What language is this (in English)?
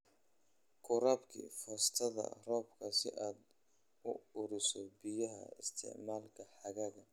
Somali